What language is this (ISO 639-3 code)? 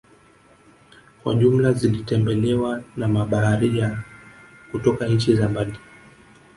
swa